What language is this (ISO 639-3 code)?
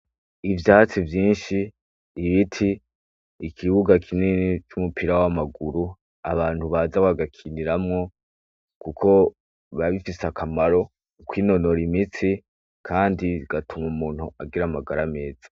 run